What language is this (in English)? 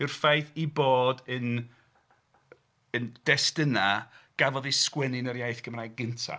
Welsh